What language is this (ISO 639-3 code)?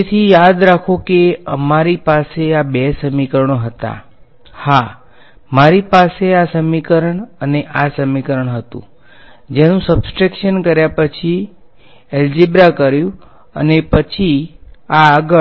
guj